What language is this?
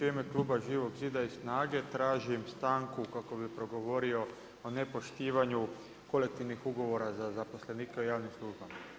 Croatian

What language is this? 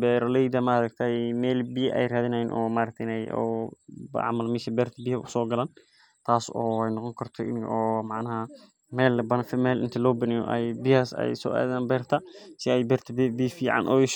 Somali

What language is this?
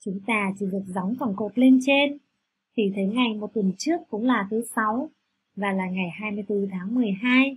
Vietnamese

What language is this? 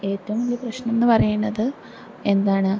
Malayalam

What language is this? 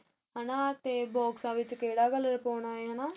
Punjabi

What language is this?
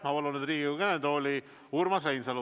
Estonian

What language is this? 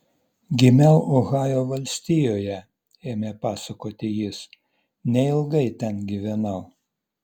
Lithuanian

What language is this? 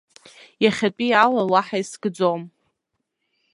Abkhazian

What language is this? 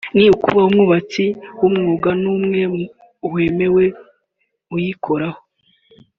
Kinyarwanda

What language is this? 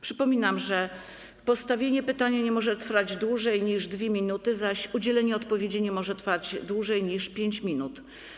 Polish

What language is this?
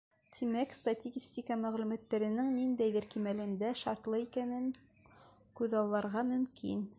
Bashkir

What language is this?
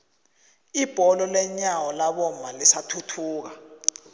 South Ndebele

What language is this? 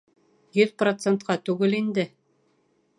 Bashkir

